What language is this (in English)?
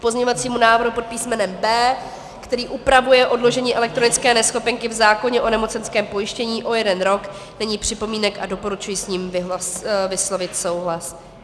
Czech